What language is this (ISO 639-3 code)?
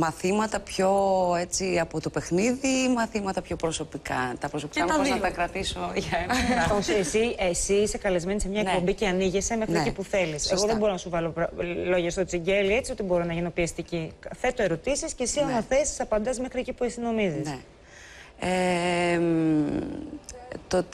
ell